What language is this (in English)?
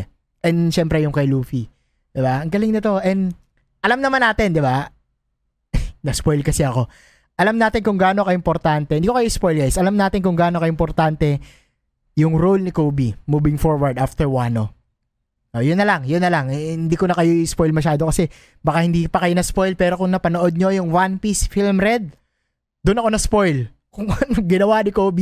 Filipino